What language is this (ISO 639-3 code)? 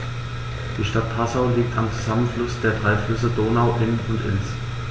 deu